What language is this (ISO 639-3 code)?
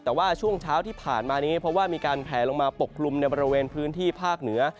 tha